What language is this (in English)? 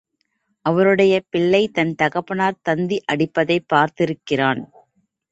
Tamil